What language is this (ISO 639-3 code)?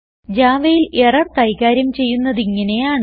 mal